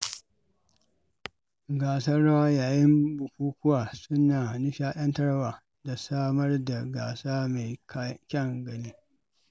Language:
Hausa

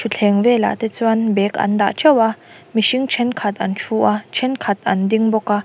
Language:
Mizo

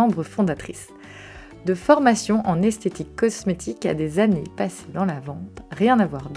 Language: French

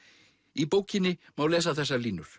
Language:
Icelandic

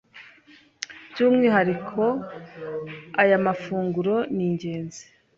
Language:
Kinyarwanda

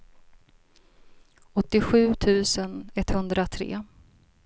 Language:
Swedish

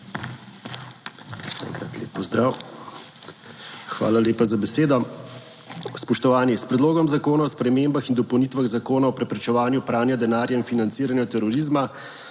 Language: Slovenian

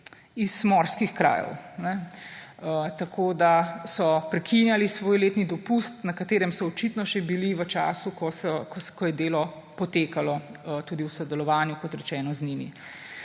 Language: Slovenian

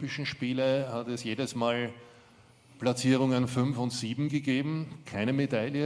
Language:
German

